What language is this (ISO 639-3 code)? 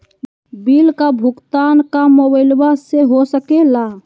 mag